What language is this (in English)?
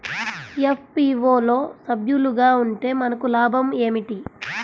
Telugu